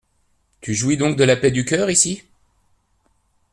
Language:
French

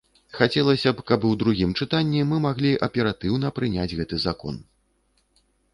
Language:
Belarusian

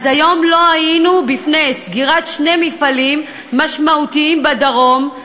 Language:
Hebrew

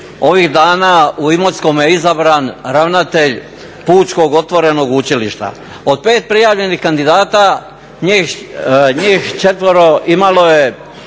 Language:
Croatian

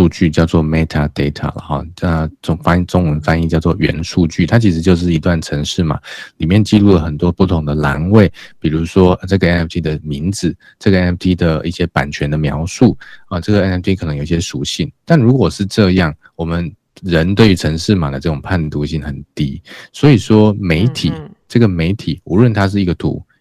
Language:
Chinese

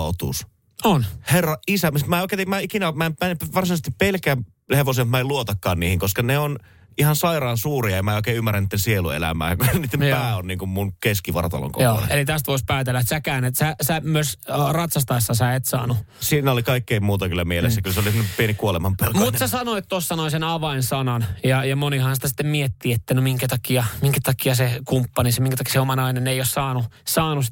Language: Finnish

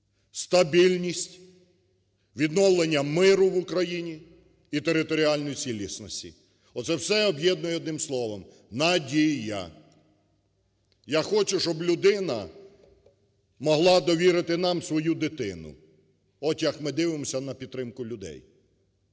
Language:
Ukrainian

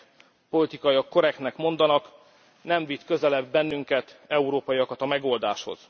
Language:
Hungarian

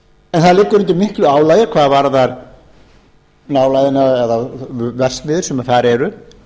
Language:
Icelandic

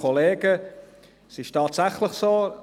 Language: Swiss German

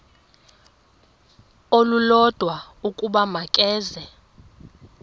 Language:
Xhosa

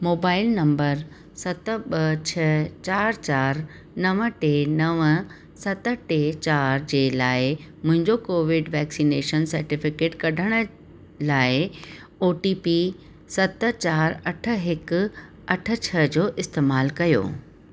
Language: Sindhi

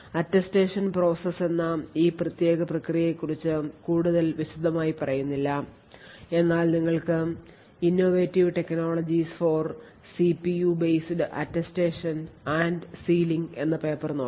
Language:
Malayalam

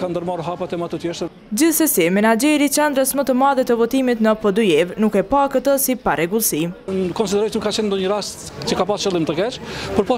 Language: Romanian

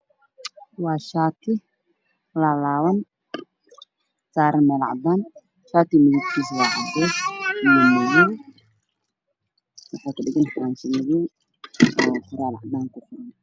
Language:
Somali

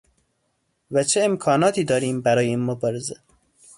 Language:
Persian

